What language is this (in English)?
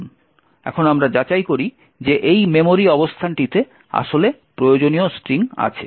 Bangla